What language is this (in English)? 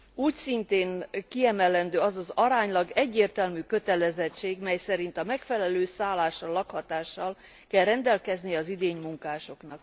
Hungarian